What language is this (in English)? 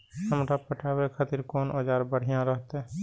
Maithili